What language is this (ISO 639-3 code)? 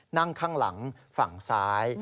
tha